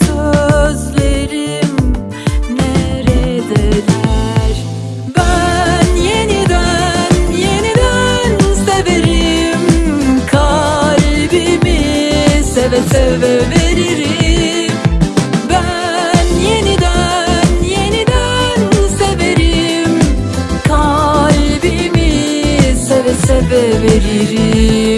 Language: Turkish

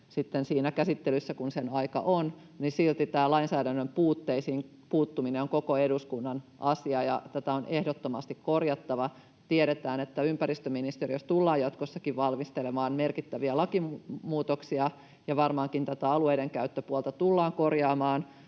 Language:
Finnish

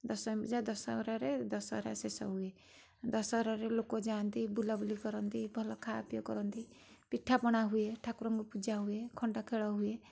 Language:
Odia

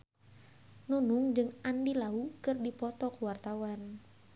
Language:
Sundanese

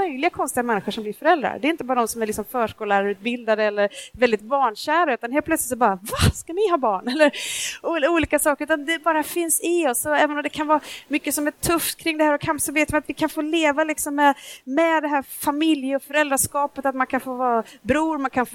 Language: Swedish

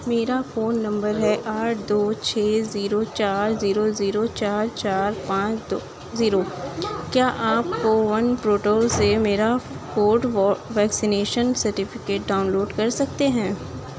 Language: Urdu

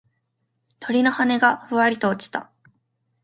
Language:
Japanese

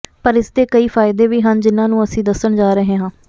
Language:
Punjabi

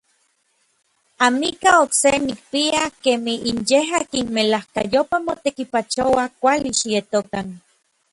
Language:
Orizaba Nahuatl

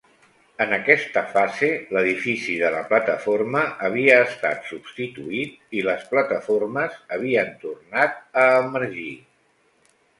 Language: Catalan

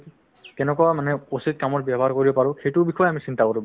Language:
Assamese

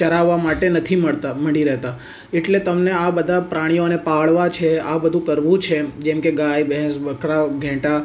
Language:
Gujarati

